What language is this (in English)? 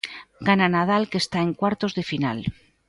Galician